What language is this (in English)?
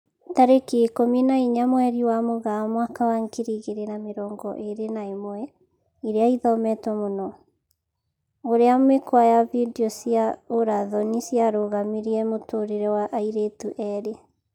Kikuyu